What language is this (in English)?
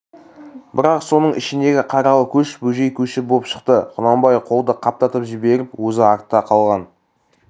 Kazakh